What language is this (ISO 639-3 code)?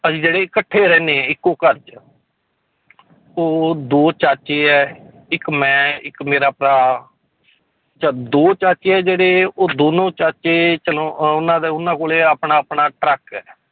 pan